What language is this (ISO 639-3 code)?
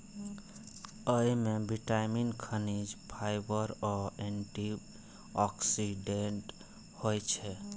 mai